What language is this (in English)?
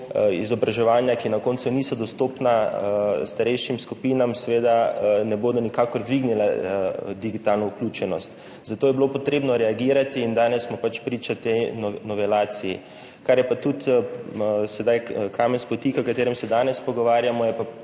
Slovenian